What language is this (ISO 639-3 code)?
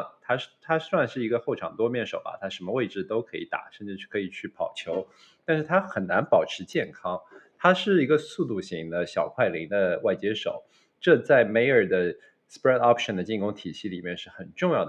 zho